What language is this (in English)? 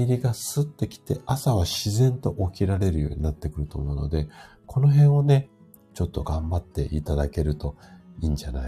Japanese